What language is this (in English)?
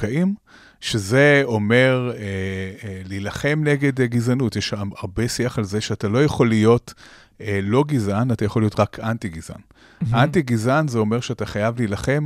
Hebrew